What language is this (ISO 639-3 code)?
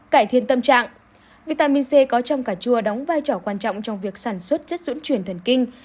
vie